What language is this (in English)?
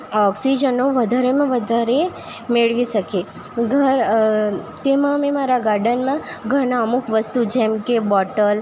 Gujarati